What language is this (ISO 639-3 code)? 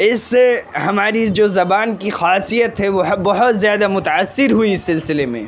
urd